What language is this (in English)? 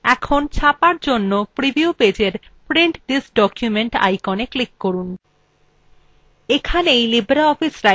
Bangla